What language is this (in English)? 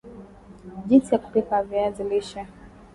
Swahili